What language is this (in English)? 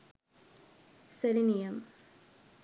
Sinhala